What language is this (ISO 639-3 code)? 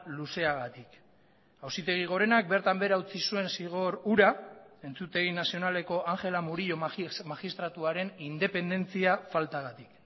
eus